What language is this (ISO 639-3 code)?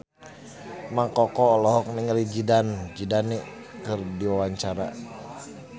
sun